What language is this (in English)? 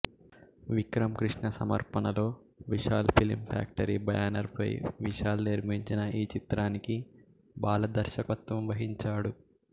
Telugu